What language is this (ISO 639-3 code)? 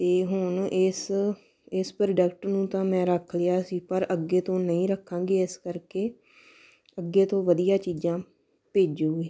pan